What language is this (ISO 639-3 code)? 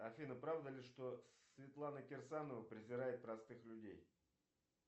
rus